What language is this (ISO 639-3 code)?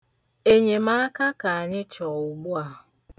ibo